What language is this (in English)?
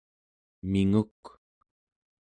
Central Yupik